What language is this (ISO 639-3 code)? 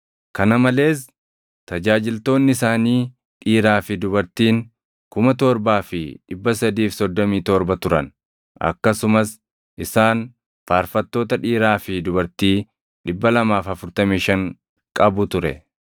orm